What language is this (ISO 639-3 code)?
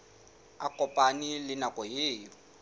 sot